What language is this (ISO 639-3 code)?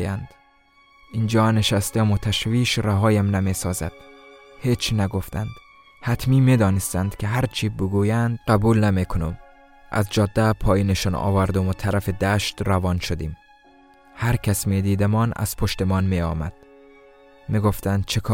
fas